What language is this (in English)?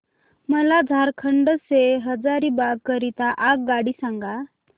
Marathi